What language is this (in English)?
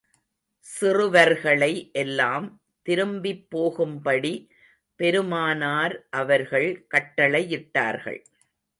Tamil